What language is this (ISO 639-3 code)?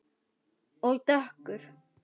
isl